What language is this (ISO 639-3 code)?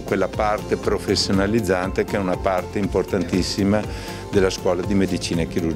ita